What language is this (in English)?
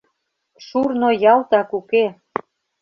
Mari